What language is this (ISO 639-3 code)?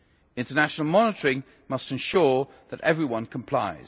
eng